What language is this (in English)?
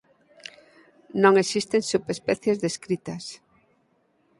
Galician